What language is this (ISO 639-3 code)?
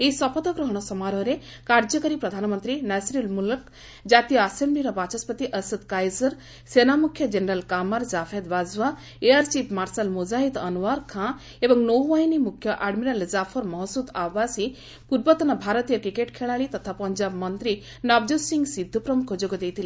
ori